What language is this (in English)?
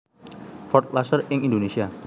Javanese